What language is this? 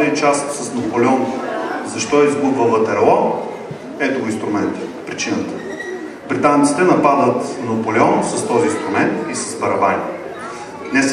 Bulgarian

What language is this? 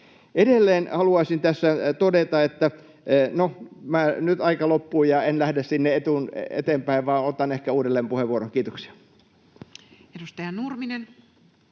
Finnish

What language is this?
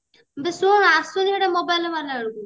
Odia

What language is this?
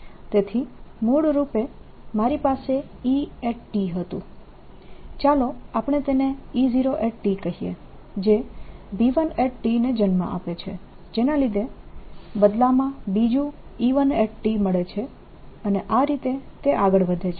Gujarati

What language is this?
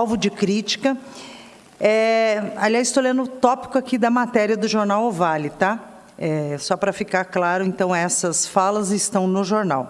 Portuguese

